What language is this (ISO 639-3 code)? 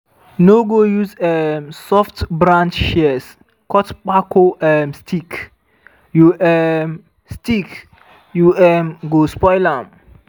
pcm